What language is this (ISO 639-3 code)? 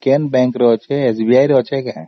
ori